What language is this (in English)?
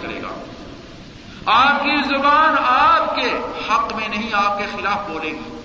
Urdu